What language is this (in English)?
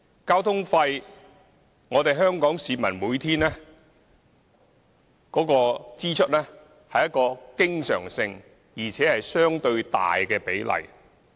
Cantonese